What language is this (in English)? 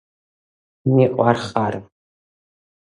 Georgian